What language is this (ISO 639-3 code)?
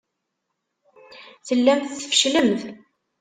kab